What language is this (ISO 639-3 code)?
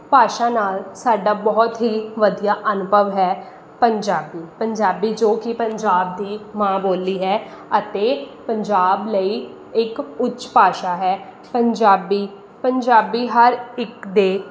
pan